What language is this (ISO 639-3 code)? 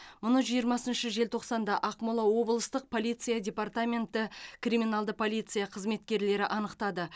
kaz